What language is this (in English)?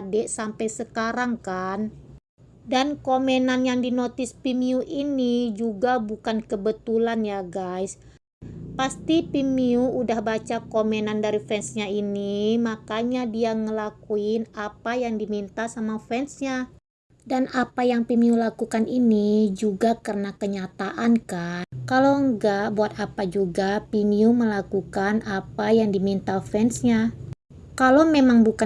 Indonesian